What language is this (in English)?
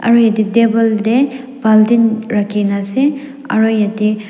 Naga Pidgin